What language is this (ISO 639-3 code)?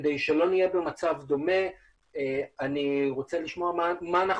heb